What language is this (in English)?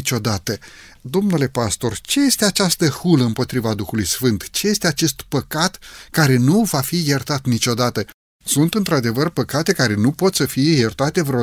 Romanian